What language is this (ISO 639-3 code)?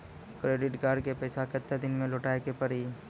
mai